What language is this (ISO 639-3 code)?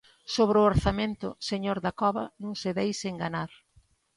glg